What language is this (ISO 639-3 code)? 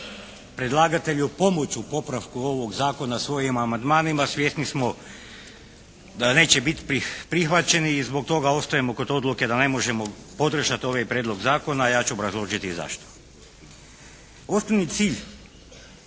hrv